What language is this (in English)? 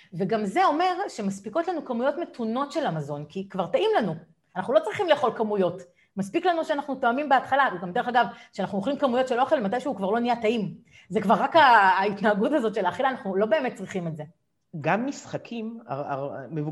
Hebrew